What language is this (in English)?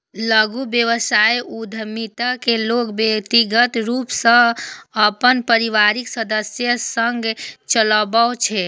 Maithili